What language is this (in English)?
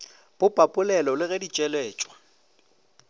Northern Sotho